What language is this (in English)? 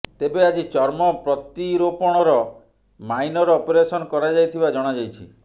Odia